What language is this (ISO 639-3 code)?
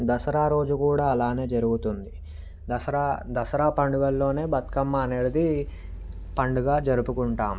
tel